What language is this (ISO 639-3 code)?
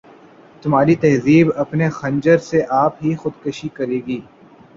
urd